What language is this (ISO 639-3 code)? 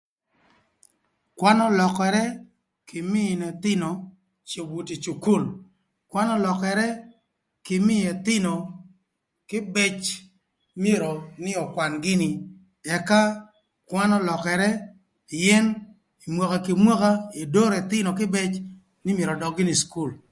lth